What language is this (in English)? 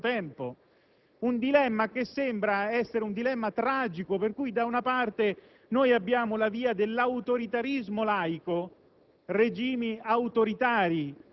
Italian